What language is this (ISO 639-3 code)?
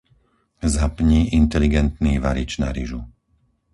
slk